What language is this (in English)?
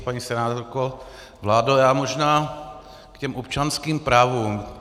Czech